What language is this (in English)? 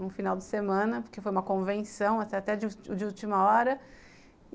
Portuguese